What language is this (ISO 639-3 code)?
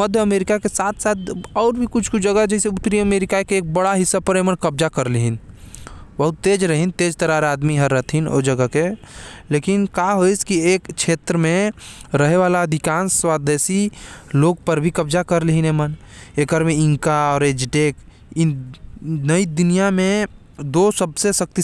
kfp